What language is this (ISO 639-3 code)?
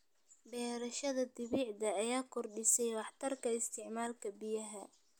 som